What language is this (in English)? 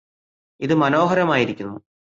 Malayalam